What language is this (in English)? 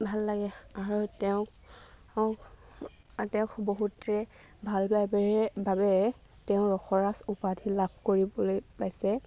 Assamese